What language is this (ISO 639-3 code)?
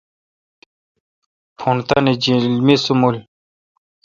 xka